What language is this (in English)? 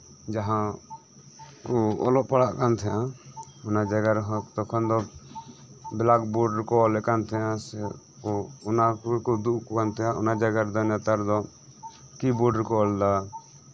Santali